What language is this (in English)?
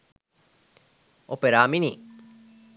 Sinhala